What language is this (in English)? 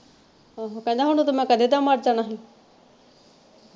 Punjabi